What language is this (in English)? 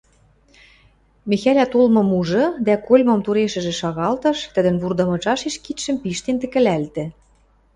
Western Mari